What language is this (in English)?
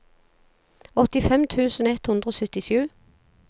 Norwegian